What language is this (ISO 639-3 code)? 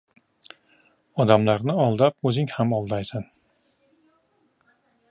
uzb